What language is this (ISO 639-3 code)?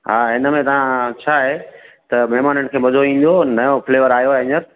snd